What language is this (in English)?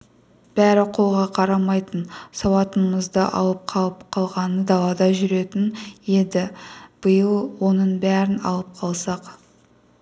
Kazakh